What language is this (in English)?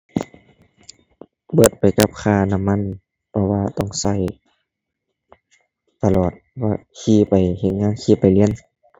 Thai